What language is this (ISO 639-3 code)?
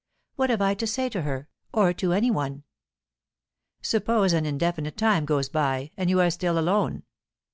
eng